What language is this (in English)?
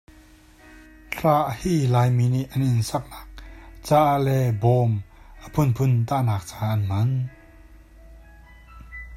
Hakha Chin